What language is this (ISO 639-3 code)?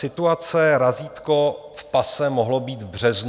ces